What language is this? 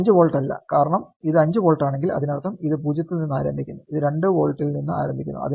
Malayalam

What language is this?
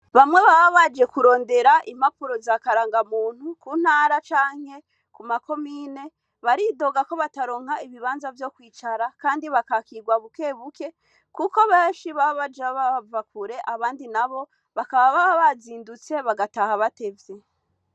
Rundi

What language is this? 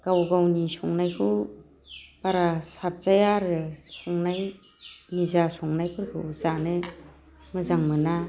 Bodo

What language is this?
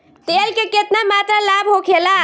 Bhojpuri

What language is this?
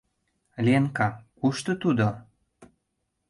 Mari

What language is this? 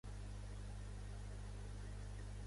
Catalan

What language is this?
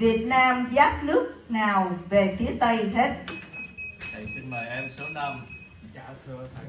Vietnamese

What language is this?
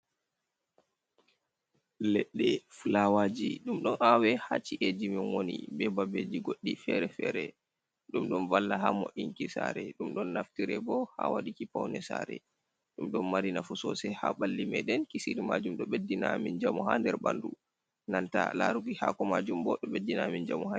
Fula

